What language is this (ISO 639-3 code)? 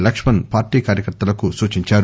tel